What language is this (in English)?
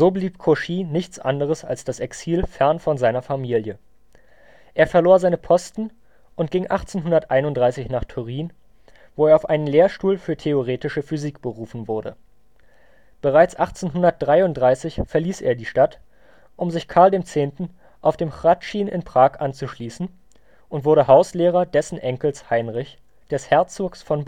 German